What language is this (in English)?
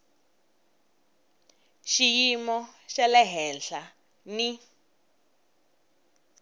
Tsonga